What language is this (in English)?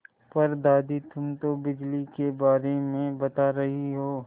Hindi